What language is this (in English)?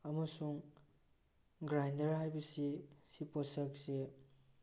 Manipuri